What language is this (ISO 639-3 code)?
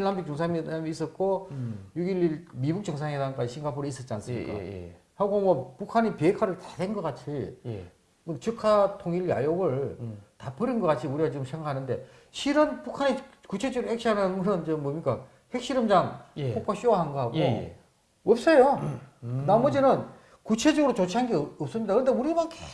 kor